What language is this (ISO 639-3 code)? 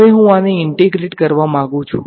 guj